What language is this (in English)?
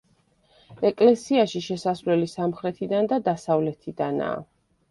Georgian